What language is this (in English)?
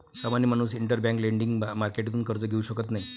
Marathi